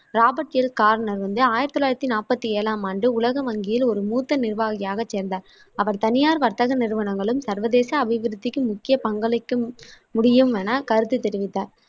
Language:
Tamil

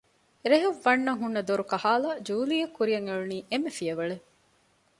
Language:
Divehi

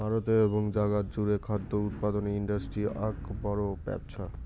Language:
Bangla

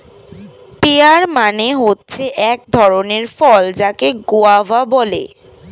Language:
Bangla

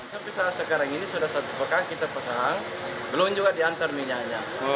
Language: Indonesian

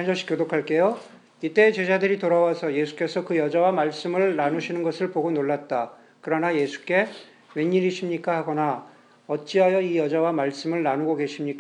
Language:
Korean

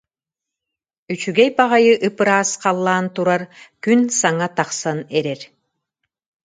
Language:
Yakut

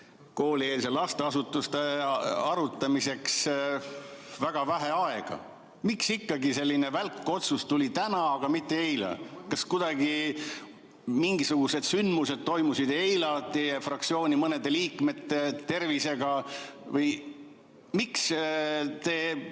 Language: Estonian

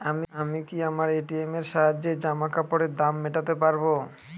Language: Bangla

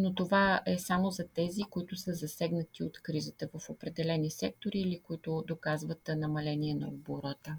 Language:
Bulgarian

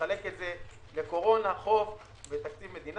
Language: Hebrew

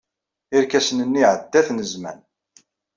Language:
Kabyle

